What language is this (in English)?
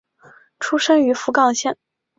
Chinese